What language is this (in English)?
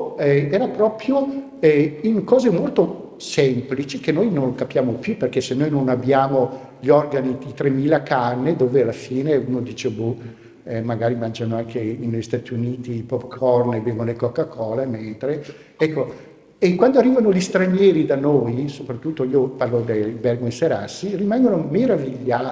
Italian